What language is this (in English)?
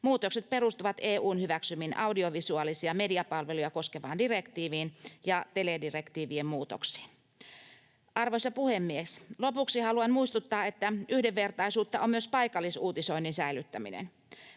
Finnish